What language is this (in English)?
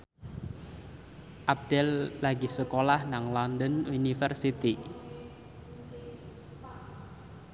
Javanese